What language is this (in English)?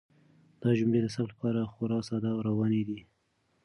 Pashto